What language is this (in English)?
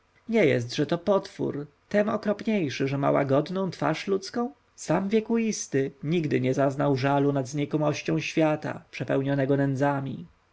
Polish